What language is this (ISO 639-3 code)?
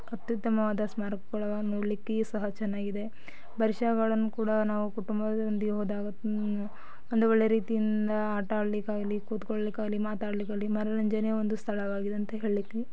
kan